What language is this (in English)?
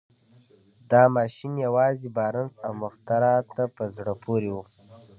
Pashto